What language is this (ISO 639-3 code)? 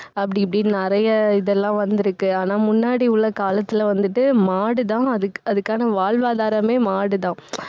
tam